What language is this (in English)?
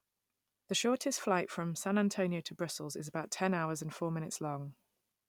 English